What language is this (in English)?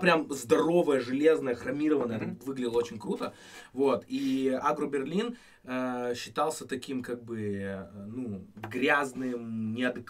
Russian